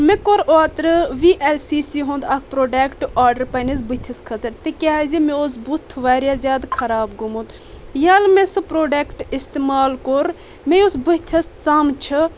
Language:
Kashmiri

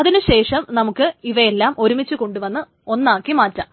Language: Malayalam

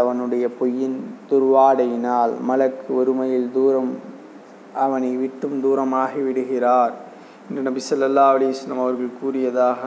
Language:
Tamil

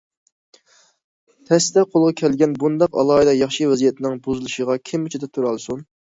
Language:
Uyghur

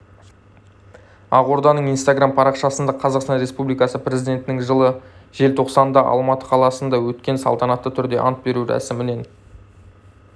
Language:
Kazakh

